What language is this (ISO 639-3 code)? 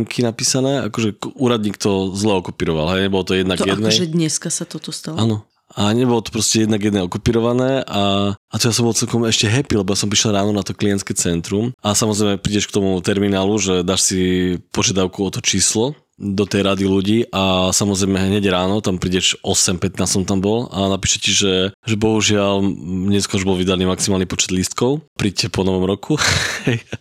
slk